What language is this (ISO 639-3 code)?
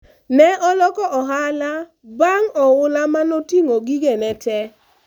luo